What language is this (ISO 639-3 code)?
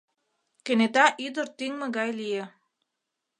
chm